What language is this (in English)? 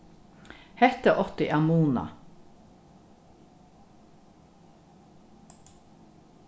Faroese